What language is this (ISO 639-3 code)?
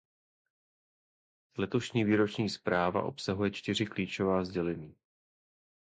ces